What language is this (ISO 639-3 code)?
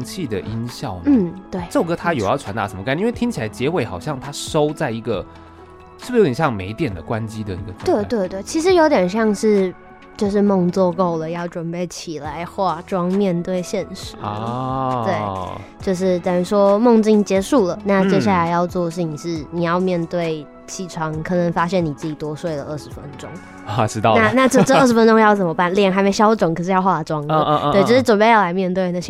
zho